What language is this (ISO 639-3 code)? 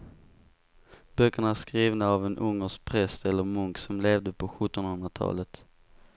swe